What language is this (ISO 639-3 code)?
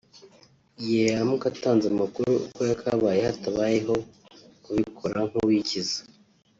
kin